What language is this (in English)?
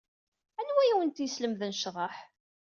Kabyle